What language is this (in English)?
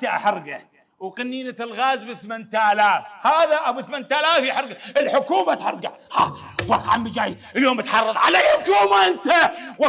Arabic